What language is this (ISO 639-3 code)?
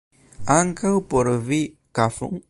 epo